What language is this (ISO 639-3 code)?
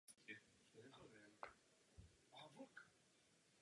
ces